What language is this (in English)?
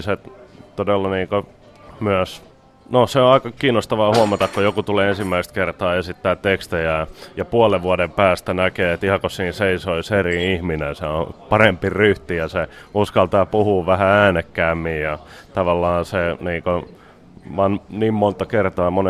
Finnish